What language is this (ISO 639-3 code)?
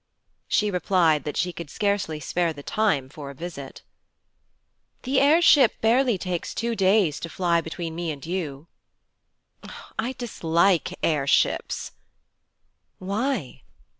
eng